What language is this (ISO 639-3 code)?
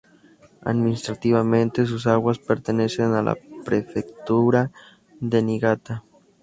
spa